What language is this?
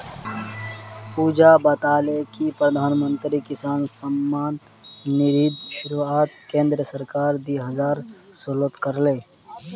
Magahi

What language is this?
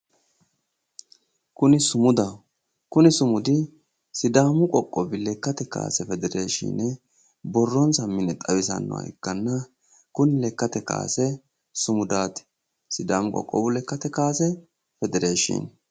Sidamo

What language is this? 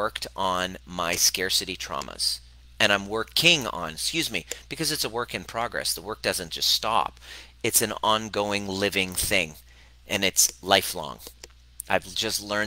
English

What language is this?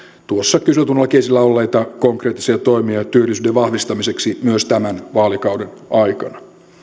Finnish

